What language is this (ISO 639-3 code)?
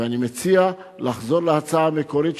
heb